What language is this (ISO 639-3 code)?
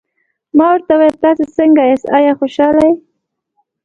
pus